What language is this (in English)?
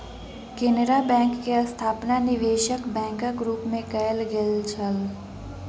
Maithili